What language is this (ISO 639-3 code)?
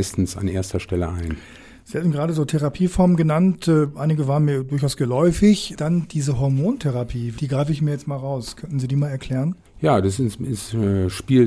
deu